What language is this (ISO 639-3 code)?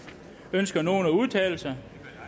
dan